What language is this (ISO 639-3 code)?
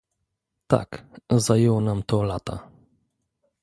pol